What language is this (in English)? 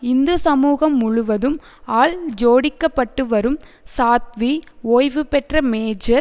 Tamil